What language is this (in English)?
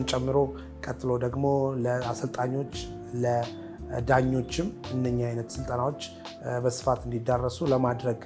Arabic